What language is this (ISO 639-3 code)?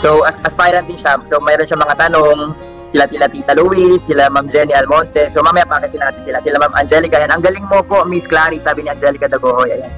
fil